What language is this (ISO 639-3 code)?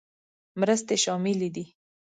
pus